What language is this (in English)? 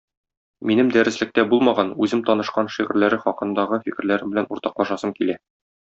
Tatar